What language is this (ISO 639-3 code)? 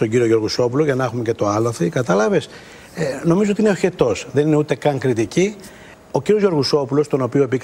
ell